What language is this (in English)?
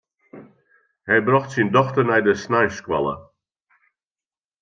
Western Frisian